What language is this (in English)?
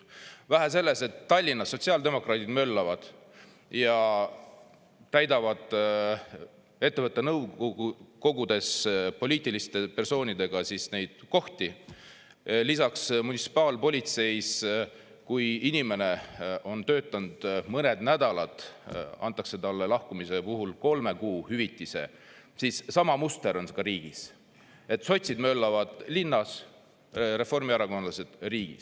Estonian